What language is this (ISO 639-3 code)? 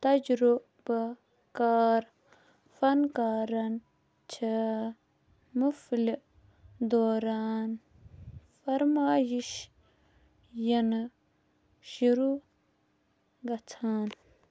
kas